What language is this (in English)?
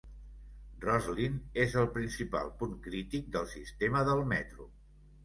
Catalan